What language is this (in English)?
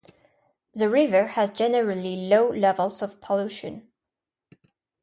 English